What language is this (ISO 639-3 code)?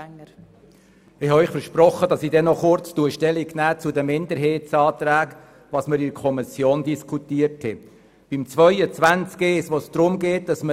gsw